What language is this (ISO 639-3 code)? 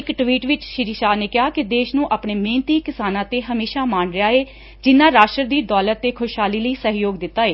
pan